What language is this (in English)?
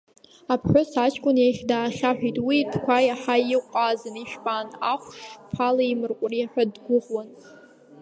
Abkhazian